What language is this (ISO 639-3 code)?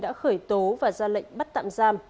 vie